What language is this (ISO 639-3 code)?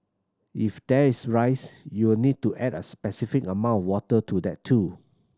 eng